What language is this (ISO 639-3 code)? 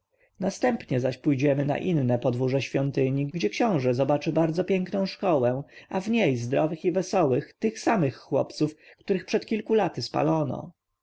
pol